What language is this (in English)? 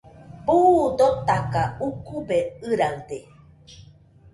Nüpode Huitoto